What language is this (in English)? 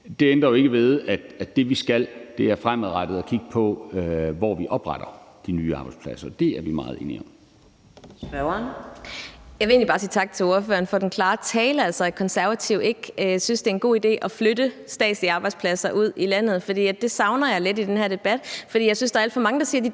Danish